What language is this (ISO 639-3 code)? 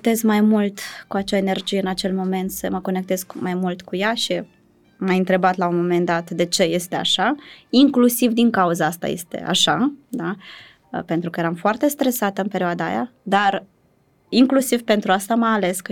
ron